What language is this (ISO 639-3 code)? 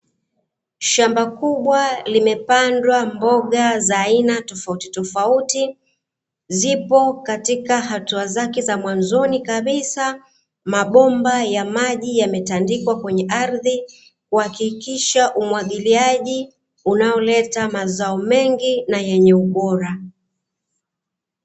swa